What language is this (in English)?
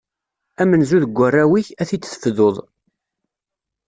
Kabyle